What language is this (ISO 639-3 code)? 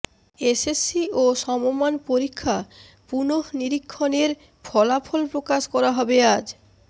ben